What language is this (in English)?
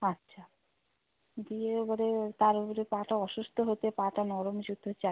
Bangla